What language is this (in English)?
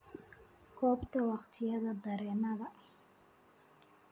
Somali